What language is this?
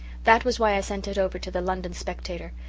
English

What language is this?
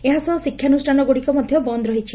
Odia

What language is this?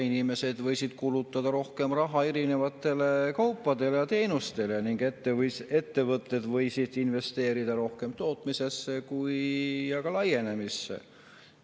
Estonian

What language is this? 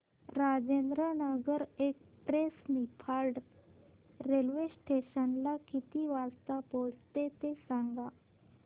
Marathi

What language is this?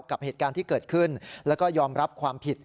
Thai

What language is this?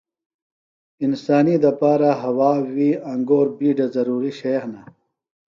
Phalura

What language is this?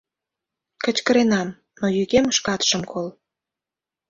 Mari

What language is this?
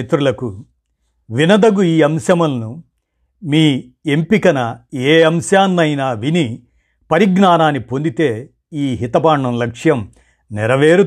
Telugu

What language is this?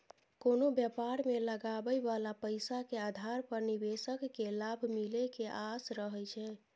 Maithili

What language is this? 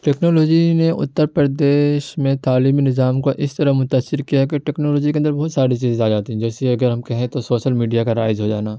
Urdu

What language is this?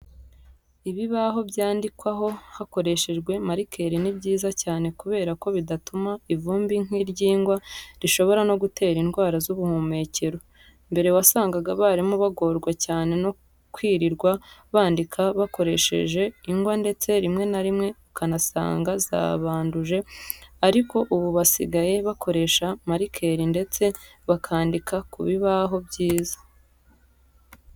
Kinyarwanda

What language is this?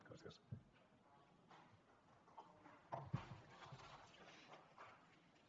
Catalan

